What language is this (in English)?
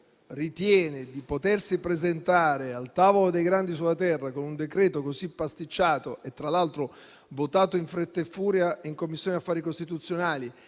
Italian